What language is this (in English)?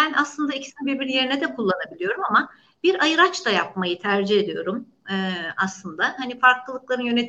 Turkish